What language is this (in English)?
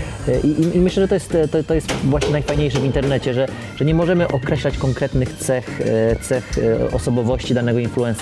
Polish